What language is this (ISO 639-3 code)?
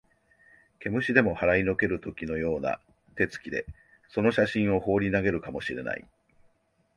jpn